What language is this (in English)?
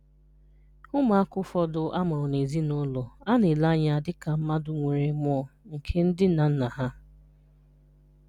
Igbo